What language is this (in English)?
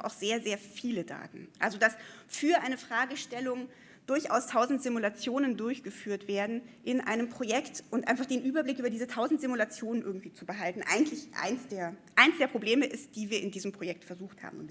German